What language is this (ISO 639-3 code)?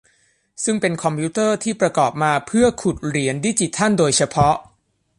tha